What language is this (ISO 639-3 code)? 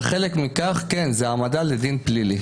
heb